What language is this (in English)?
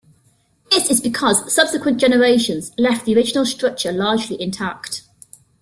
English